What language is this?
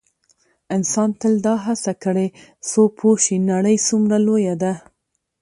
Pashto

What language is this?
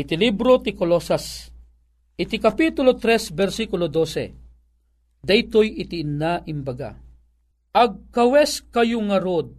Filipino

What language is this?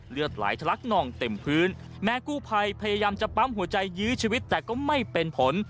Thai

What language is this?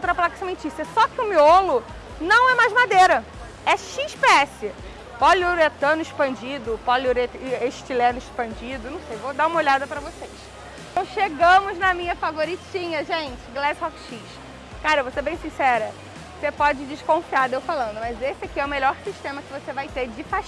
Portuguese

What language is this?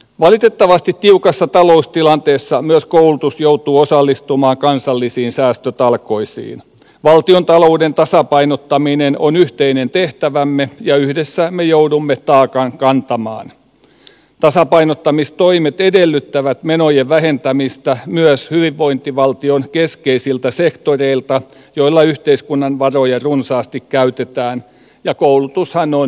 Finnish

